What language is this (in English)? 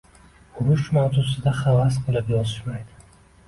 Uzbek